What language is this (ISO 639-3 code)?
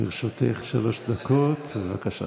heb